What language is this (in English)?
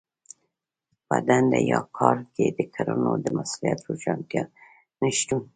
Pashto